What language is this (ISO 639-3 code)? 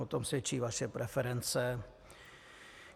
ces